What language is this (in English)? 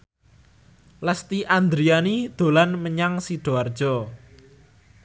Javanese